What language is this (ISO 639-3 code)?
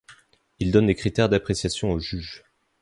fra